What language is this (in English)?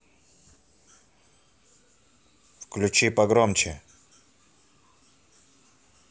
Russian